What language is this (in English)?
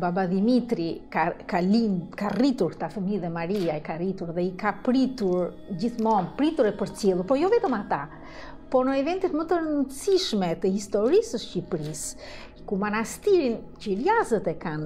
Romanian